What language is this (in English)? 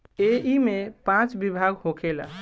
Bhojpuri